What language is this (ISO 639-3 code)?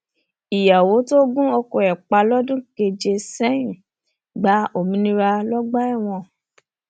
yor